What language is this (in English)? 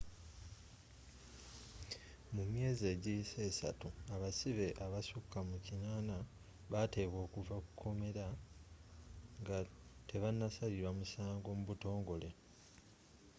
Ganda